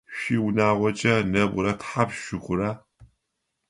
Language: Adyghe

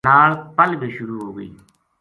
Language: Gujari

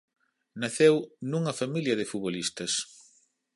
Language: Galician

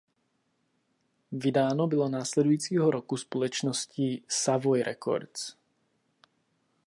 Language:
Czech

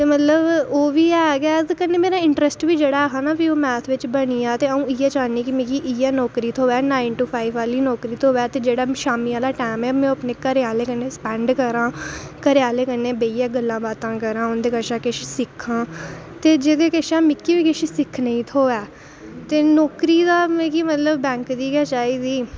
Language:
Dogri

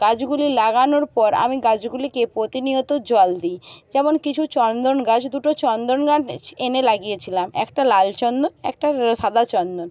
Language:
Bangla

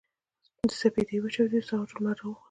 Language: Pashto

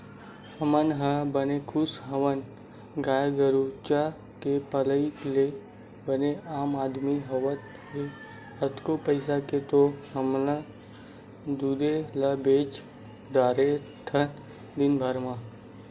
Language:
Chhattisgarhi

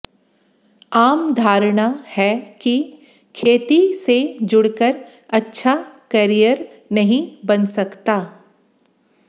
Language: Hindi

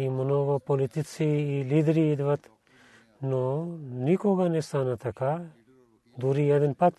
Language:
Bulgarian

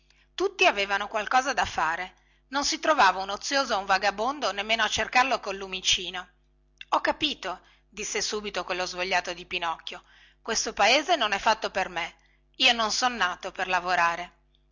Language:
Italian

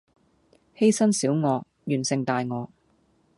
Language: Cantonese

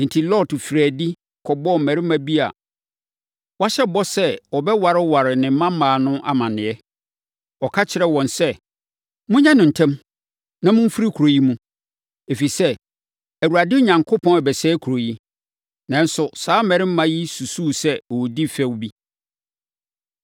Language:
Akan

